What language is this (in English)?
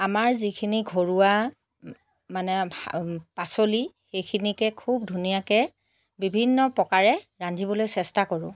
Assamese